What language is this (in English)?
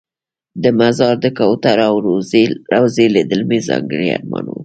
Pashto